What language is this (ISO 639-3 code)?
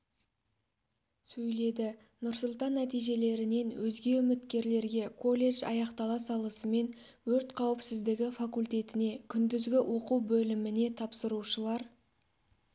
kaz